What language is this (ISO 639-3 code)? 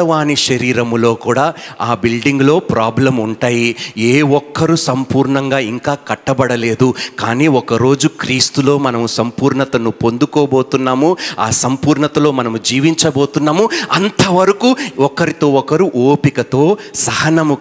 tel